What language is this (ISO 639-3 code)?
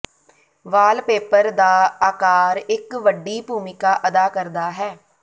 pan